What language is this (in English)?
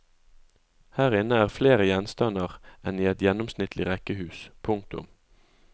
Norwegian